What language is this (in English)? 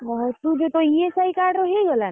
Odia